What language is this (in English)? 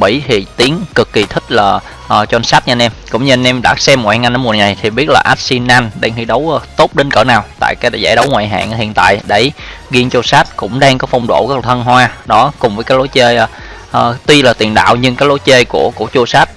Vietnamese